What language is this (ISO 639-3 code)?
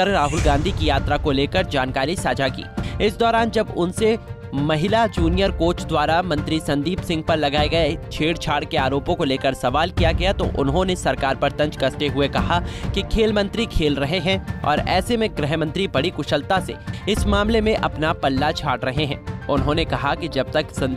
hin